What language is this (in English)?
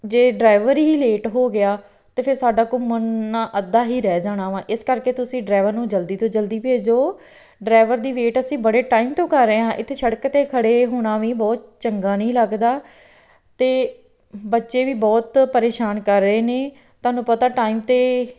Punjabi